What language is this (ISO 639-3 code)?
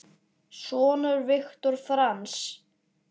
isl